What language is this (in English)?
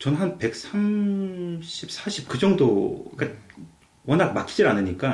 Korean